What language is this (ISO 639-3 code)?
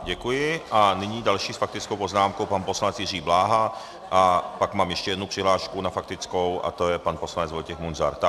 ces